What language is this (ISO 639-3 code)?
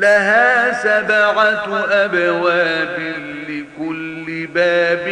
ara